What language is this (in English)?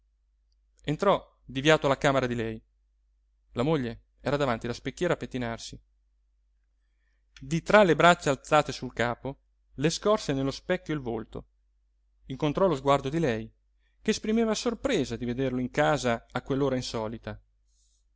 Italian